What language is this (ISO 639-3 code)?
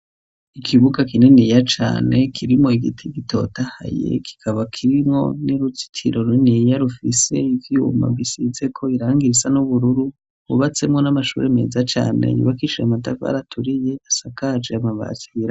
run